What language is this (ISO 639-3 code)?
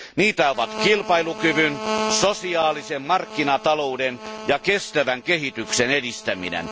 fin